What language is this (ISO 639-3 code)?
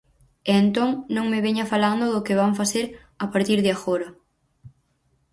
glg